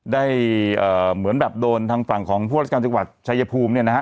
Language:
Thai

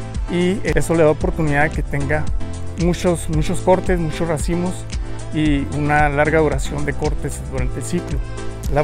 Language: Spanish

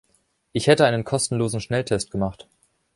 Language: German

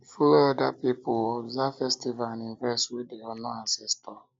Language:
Nigerian Pidgin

